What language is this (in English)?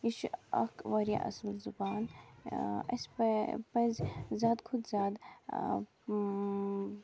Kashmiri